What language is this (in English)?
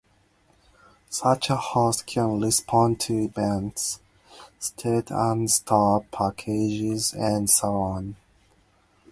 English